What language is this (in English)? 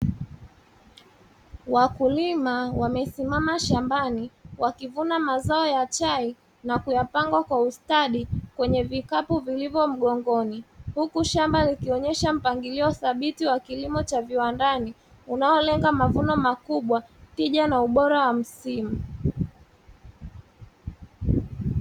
Swahili